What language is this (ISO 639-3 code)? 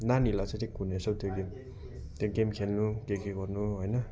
nep